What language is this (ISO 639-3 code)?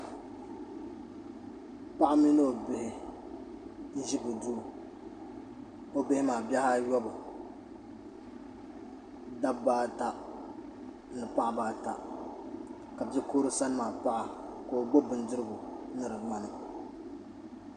dag